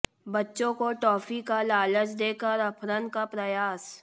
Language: Hindi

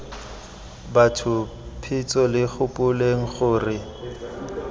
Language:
Tswana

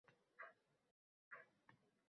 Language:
Uzbek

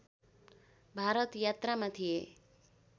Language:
Nepali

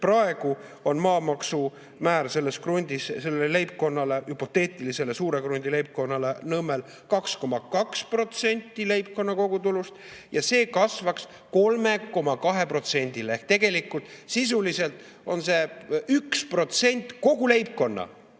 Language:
Estonian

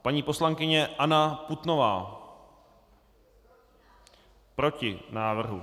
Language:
Czech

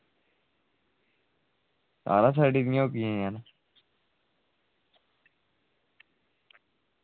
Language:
Dogri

